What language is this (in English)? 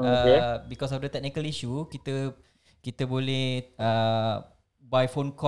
Malay